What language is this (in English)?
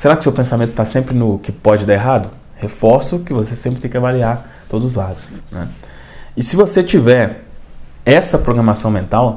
Portuguese